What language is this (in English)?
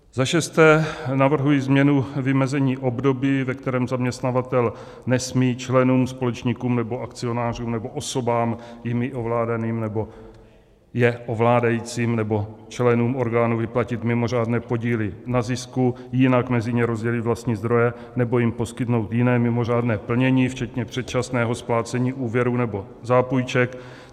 Czech